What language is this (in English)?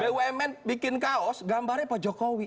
Indonesian